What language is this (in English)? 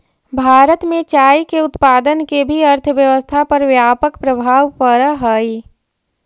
Magahi